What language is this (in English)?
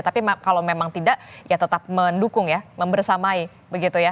Indonesian